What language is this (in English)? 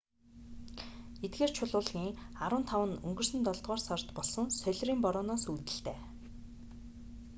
Mongolian